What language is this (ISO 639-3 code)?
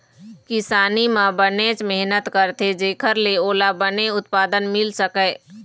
hne